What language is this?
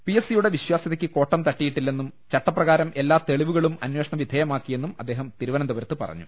Malayalam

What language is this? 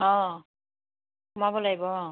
Assamese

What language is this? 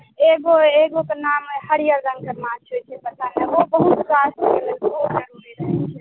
Maithili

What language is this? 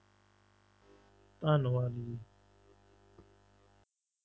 Punjabi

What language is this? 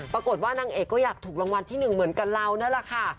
Thai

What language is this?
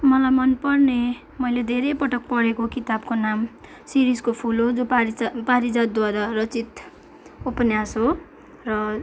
Nepali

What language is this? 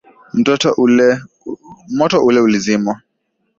Swahili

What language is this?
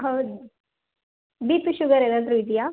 Kannada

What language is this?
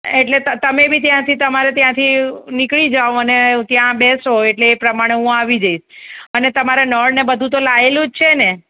Gujarati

